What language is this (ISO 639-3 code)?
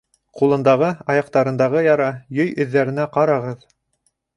bak